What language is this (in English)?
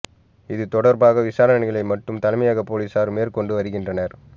Tamil